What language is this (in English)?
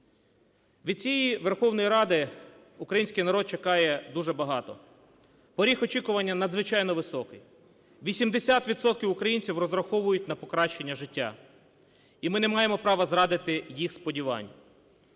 Ukrainian